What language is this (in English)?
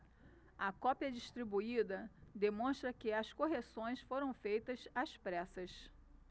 Portuguese